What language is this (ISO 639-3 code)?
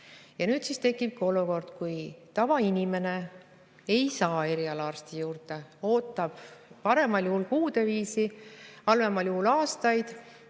est